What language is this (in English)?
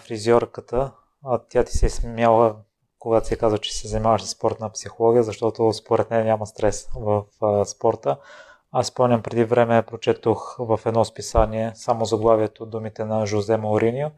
Bulgarian